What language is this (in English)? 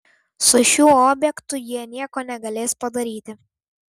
Lithuanian